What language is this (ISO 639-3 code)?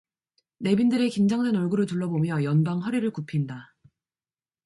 kor